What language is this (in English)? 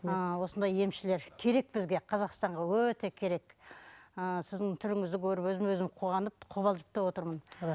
Kazakh